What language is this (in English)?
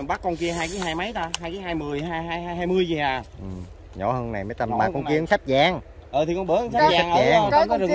Vietnamese